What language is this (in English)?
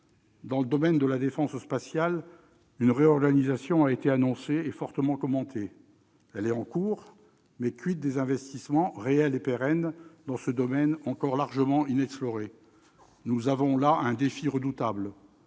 French